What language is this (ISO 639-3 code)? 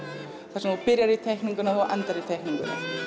isl